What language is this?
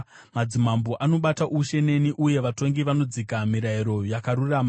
Shona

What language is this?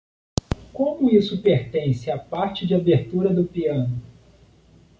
Portuguese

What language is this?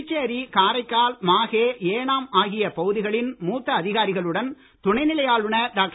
Tamil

